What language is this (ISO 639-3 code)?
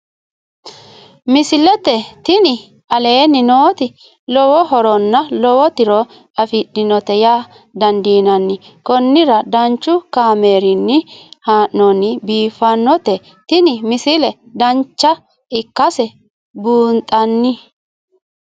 sid